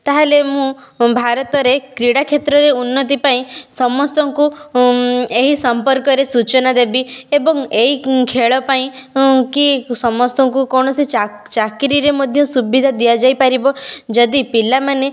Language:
Odia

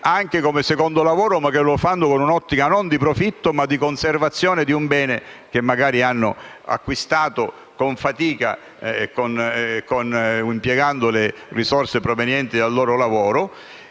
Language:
Italian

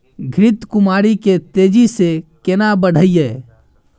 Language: Maithili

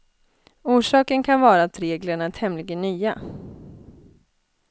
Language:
Swedish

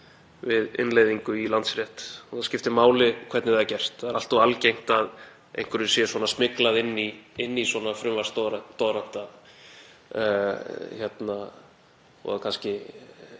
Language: Icelandic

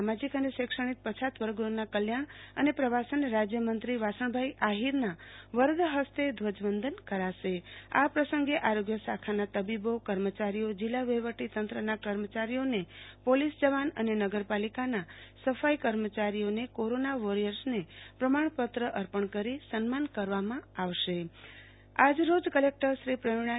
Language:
Gujarati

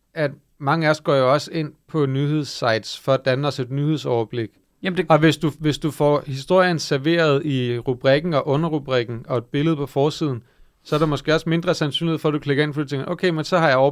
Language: Danish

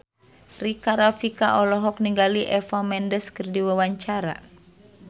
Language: Sundanese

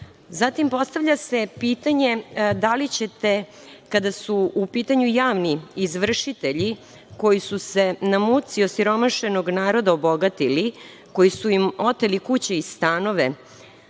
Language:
Serbian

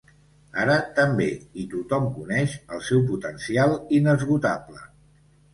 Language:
Catalan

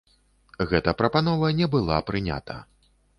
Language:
Belarusian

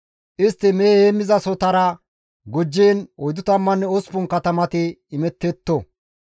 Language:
Gamo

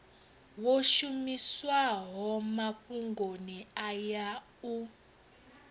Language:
Venda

